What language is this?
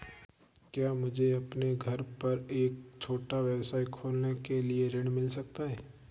Hindi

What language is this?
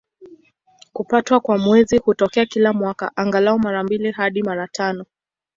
Swahili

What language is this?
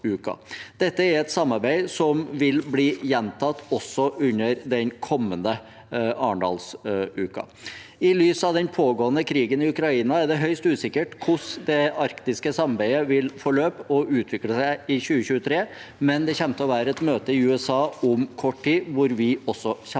Norwegian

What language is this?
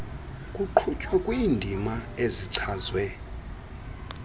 Xhosa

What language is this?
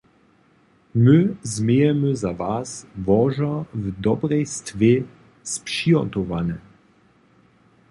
Upper Sorbian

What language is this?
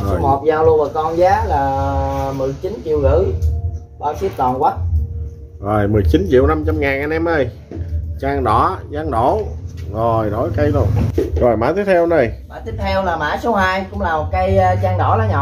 Vietnamese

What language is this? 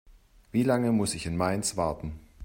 German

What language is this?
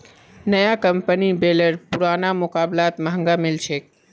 Magahi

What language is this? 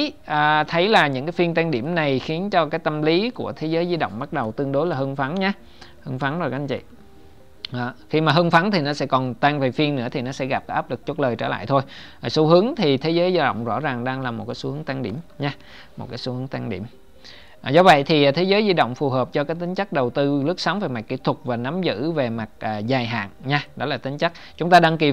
Vietnamese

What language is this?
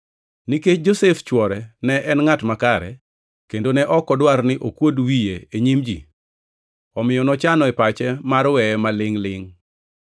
Luo (Kenya and Tanzania)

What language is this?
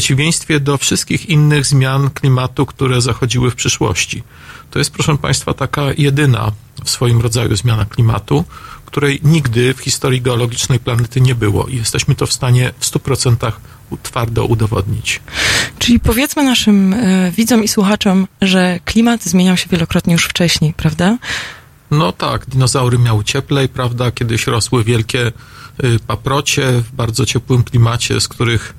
Polish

